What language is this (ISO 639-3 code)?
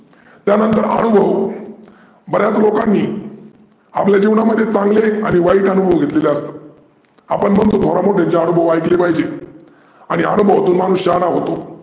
mar